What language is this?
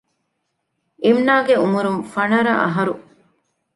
Divehi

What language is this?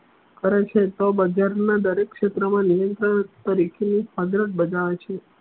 Gujarati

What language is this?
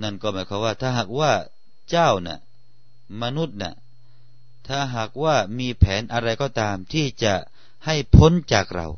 Thai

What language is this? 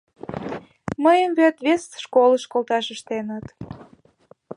Mari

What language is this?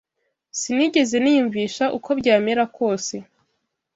Kinyarwanda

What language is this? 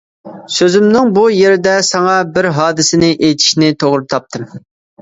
Uyghur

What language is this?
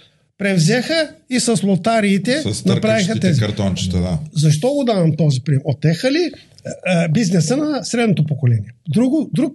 Bulgarian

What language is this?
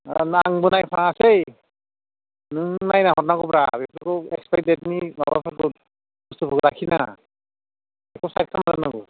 Bodo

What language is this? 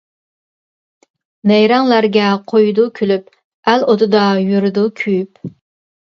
Uyghur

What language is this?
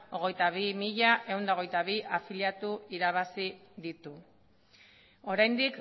Basque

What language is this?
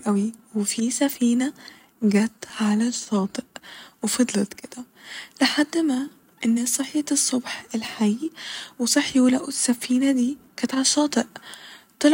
Egyptian Arabic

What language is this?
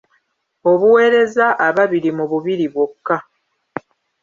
Ganda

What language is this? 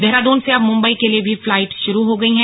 Hindi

